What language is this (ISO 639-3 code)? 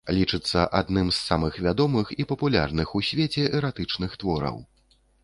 bel